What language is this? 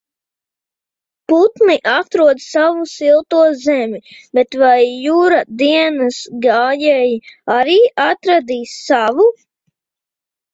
Latvian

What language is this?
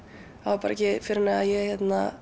Icelandic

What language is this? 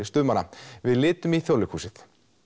Icelandic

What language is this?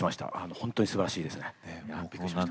Japanese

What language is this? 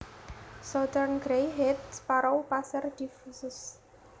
Javanese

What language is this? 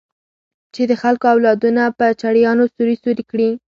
Pashto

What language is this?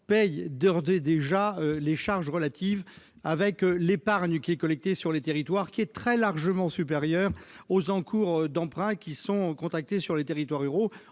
French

